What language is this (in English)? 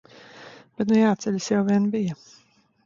Latvian